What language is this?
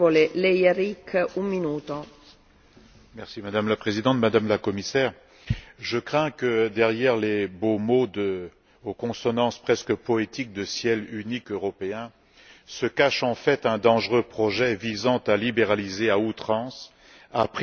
French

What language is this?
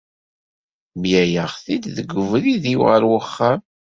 Kabyle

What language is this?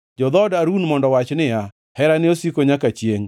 Luo (Kenya and Tanzania)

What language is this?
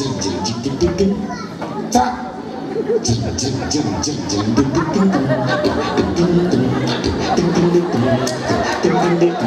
Indonesian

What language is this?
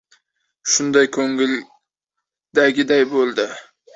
Uzbek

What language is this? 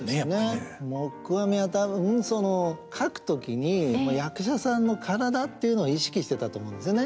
Japanese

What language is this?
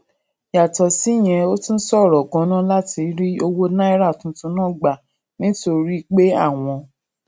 Yoruba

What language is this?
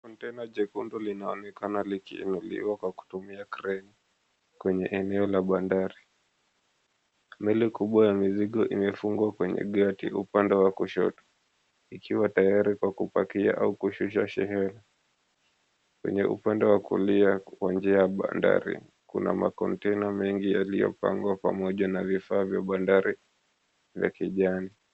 Swahili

